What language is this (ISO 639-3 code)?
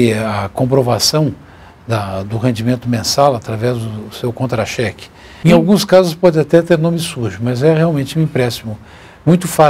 por